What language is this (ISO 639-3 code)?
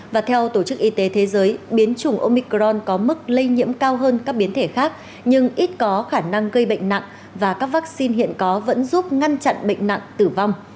vie